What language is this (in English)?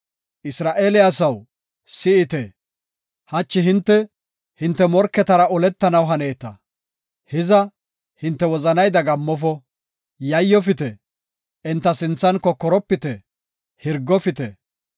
Gofa